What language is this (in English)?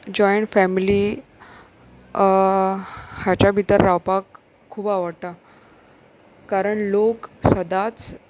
Konkani